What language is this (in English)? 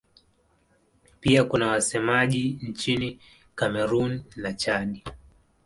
Swahili